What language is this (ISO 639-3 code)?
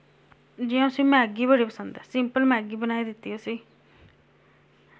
doi